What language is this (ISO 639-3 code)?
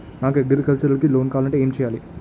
tel